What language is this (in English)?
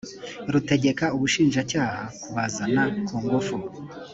Kinyarwanda